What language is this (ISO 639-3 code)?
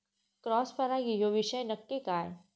mar